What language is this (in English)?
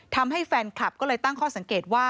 Thai